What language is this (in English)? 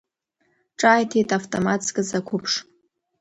Abkhazian